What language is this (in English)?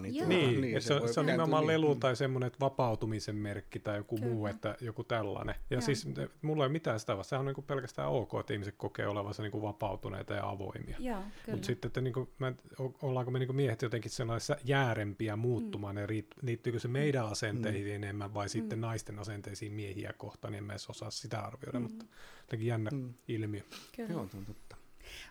Finnish